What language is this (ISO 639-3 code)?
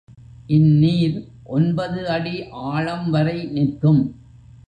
tam